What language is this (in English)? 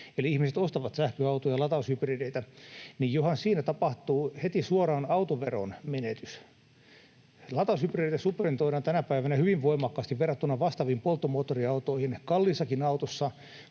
Finnish